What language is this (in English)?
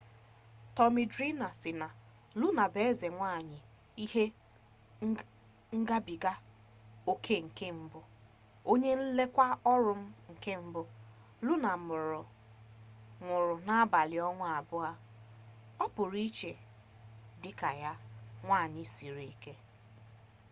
Igbo